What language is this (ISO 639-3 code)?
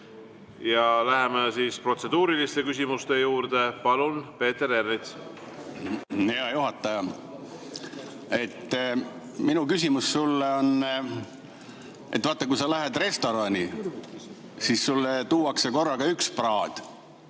est